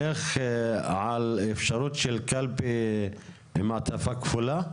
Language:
Hebrew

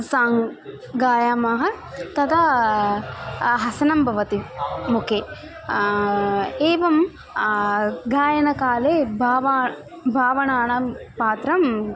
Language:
Sanskrit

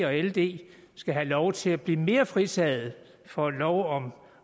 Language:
Danish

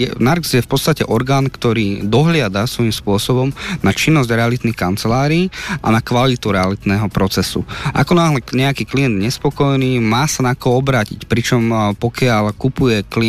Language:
Slovak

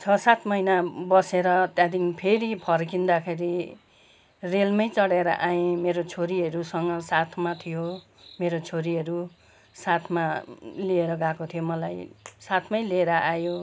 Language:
Nepali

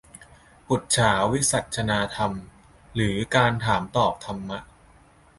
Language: Thai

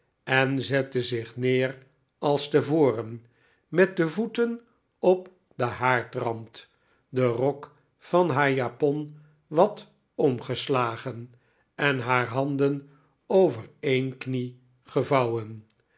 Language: Dutch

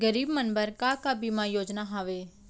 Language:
Chhattisgarhi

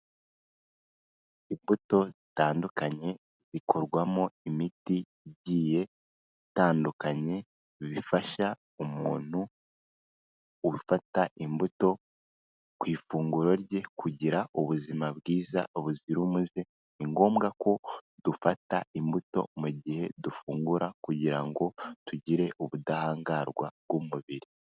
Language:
Kinyarwanda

